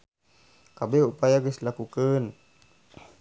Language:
Sundanese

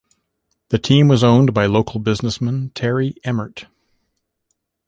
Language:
English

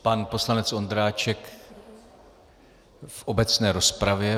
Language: Czech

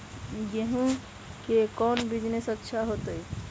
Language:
Magahi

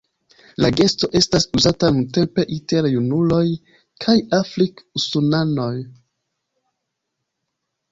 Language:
Esperanto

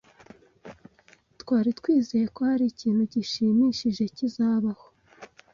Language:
Kinyarwanda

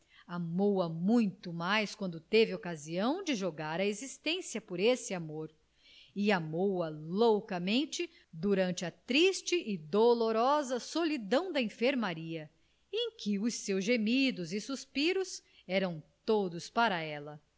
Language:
Portuguese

